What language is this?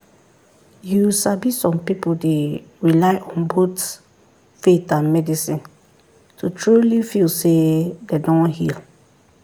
Nigerian Pidgin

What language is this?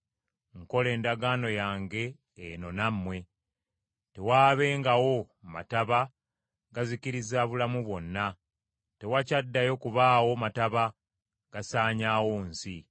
Ganda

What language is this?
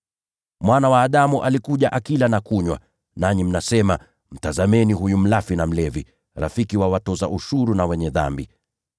Swahili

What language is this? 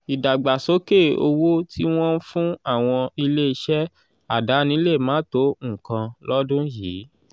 Yoruba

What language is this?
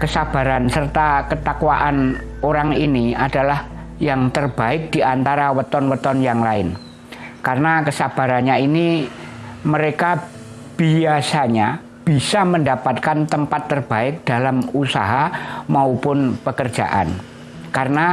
Indonesian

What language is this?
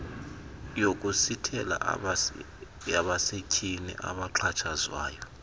Xhosa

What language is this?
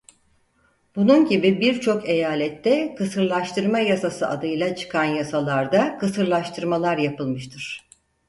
Turkish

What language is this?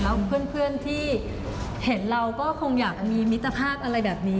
Thai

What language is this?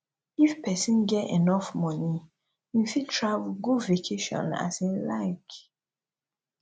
Nigerian Pidgin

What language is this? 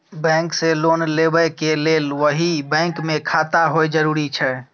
Maithili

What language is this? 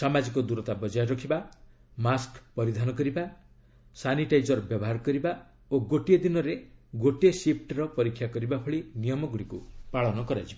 Odia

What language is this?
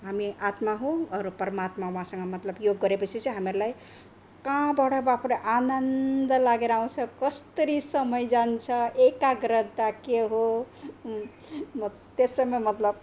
Nepali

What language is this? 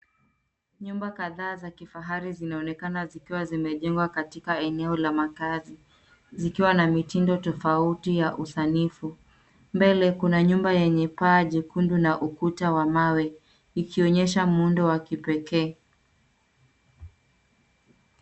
Swahili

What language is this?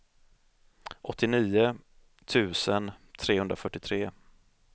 Swedish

